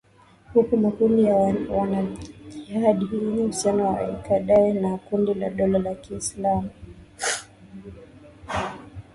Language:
Swahili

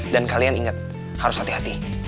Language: Indonesian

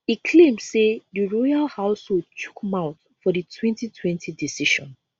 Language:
Nigerian Pidgin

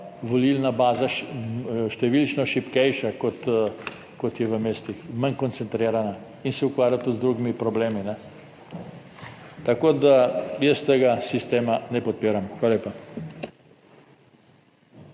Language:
Slovenian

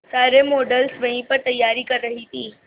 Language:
Hindi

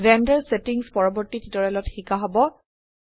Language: Assamese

